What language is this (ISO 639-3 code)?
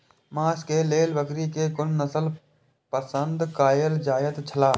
mai